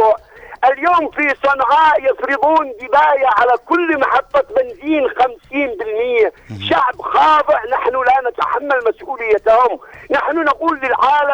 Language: Arabic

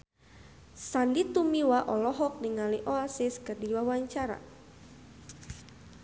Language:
Sundanese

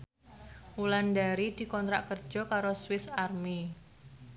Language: Javanese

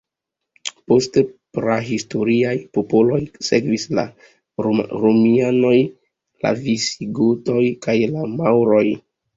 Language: Esperanto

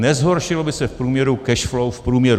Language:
Czech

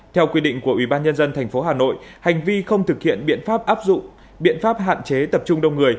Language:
Vietnamese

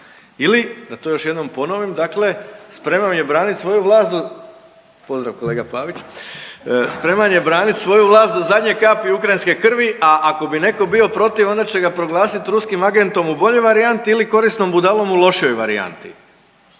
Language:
Croatian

